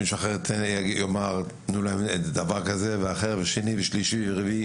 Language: Hebrew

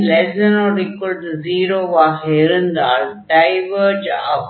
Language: Tamil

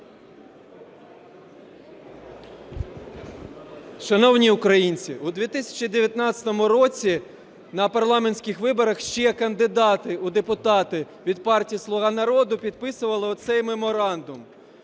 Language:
Ukrainian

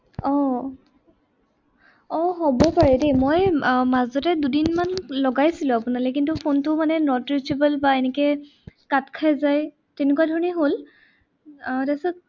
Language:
Assamese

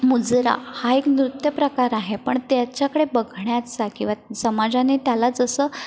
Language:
Marathi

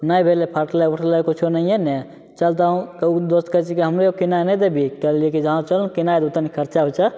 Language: Maithili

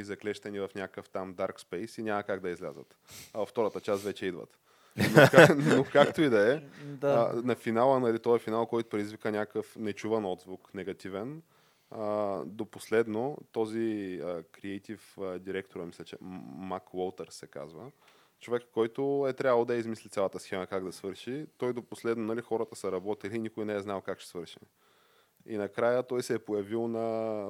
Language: Bulgarian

